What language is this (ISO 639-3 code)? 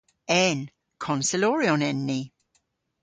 cor